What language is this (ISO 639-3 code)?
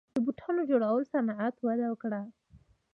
pus